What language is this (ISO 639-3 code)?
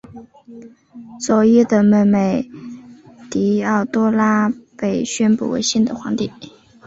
zho